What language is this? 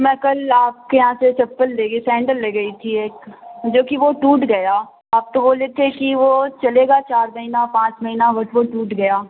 Urdu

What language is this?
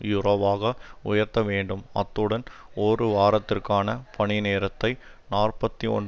Tamil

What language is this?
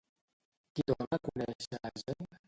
Catalan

